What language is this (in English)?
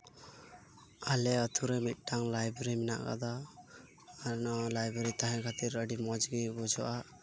Santali